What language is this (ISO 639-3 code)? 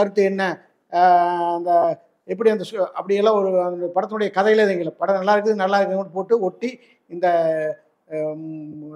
tam